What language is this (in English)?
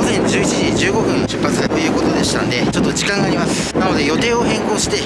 Japanese